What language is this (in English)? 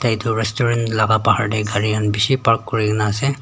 Naga Pidgin